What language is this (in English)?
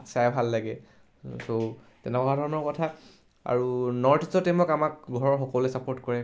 Assamese